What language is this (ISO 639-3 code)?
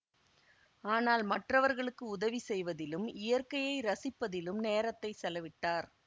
tam